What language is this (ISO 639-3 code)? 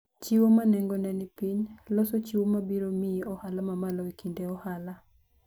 luo